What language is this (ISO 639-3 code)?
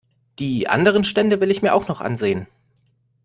deu